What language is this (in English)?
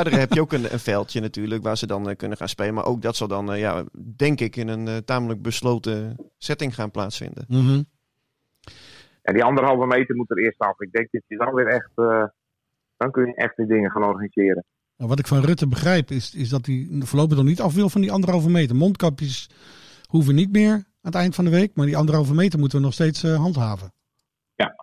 Dutch